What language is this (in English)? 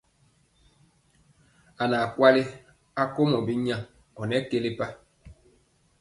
Mpiemo